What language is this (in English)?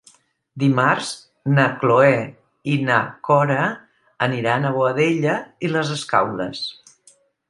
Catalan